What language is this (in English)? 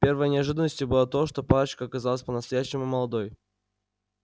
Russian